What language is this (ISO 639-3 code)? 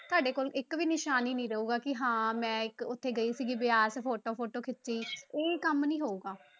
pan